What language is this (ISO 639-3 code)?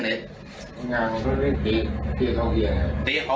tha